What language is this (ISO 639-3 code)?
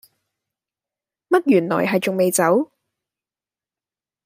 yue